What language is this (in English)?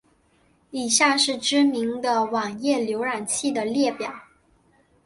Chinese